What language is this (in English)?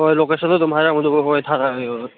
Manipuri